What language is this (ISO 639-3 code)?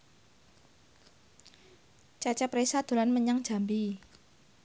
jav